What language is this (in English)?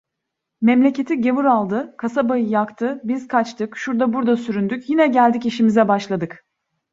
Turkish